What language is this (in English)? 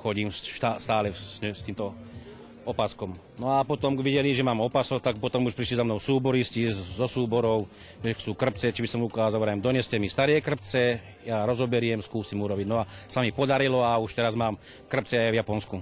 Slovak